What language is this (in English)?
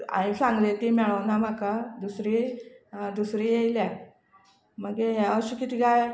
Konkani